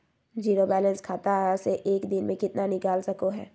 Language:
Magahi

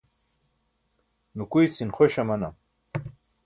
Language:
Burushaski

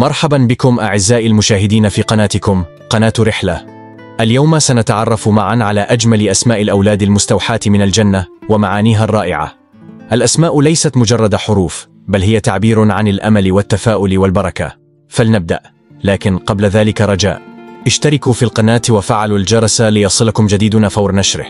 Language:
Arabic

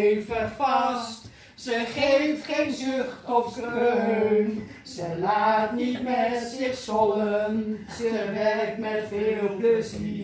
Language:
Dutch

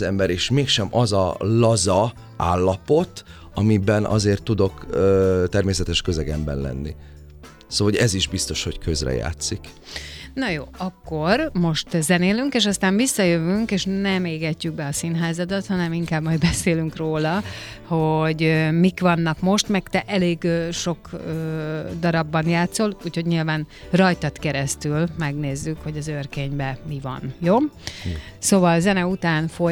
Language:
Hungarian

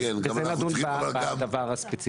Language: Hebrew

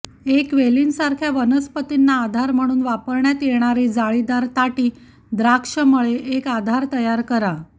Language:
Marathi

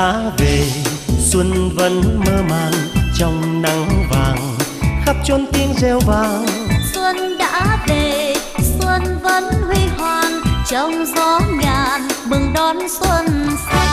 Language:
Vietnamese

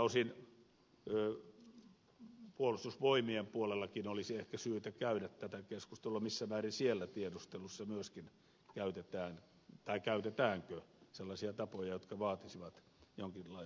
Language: Finnish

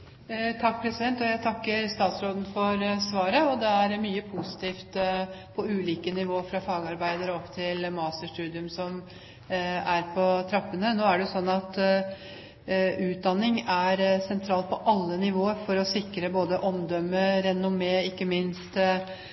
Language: Norwegian Bokmål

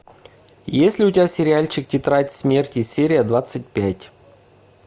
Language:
Russian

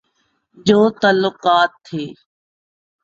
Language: Urdu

